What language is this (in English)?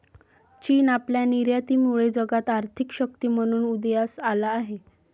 Marathi